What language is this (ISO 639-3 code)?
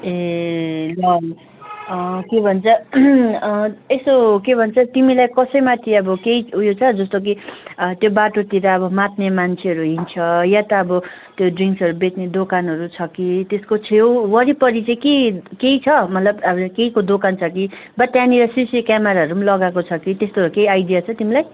nep